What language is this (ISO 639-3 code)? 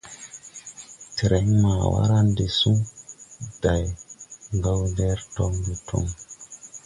tui